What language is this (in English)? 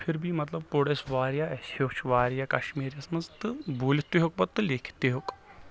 Kashmiri